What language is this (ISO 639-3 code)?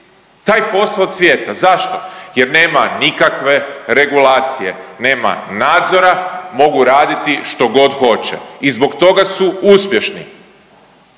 hrv